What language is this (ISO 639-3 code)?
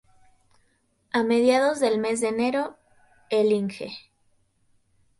spa